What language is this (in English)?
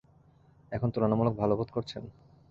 Bangla